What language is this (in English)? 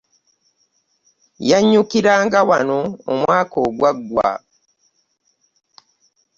Ganda